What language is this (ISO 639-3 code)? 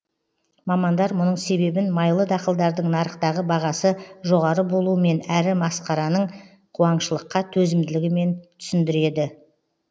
kaz